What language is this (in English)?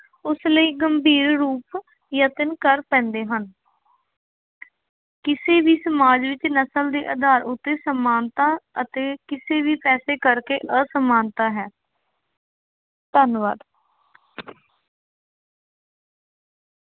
Punjabi